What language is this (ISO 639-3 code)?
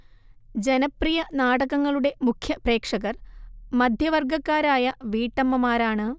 mal